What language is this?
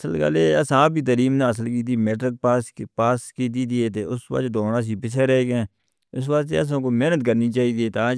Northern Hindko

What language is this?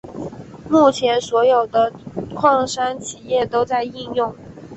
Chinese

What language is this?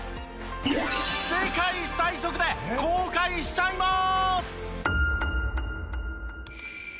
Japanese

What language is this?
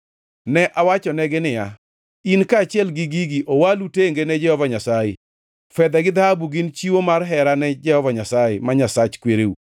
Luo (Kenya and Tanzania)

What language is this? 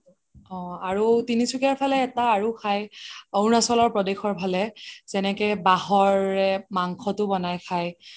Assamese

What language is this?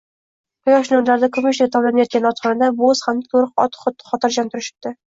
Uzbek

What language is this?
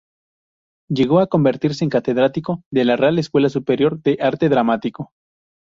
Spanish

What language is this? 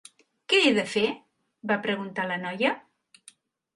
Catalan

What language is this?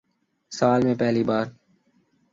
Urdu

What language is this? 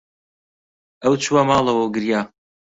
Central Kurdish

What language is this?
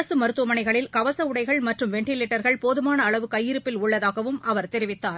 Tamil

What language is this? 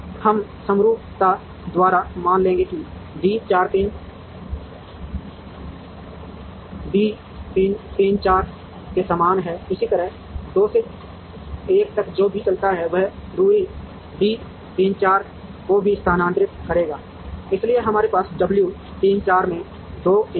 Hindi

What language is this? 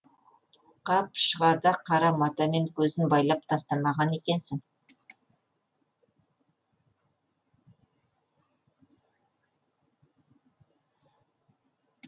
Kazakh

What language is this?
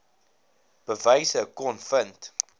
Afrikaans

